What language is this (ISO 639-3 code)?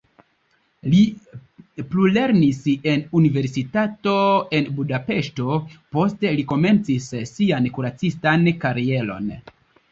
epo